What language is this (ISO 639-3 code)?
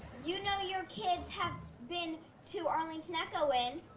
eng